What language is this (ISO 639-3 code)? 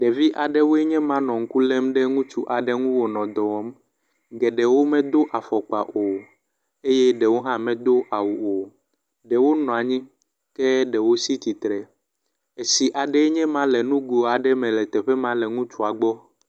ewe